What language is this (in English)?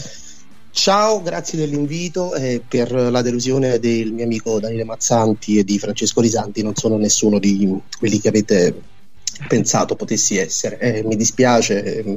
Italian